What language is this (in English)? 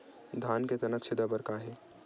Chhattisgarhi